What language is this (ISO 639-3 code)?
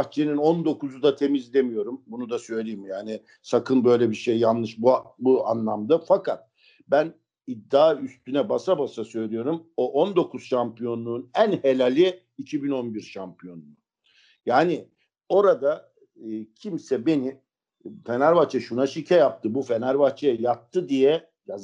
tur